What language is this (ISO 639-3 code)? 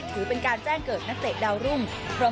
tha